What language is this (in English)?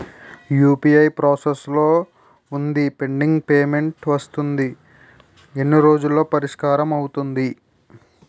Telugu